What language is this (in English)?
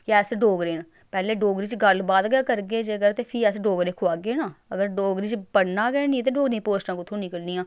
Dogri